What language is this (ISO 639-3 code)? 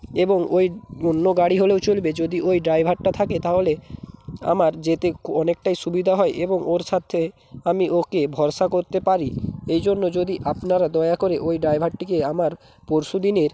ben